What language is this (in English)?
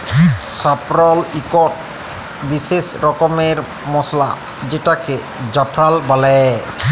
Bangla